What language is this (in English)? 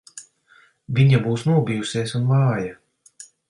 Latvian